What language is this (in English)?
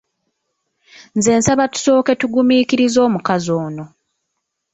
Ganda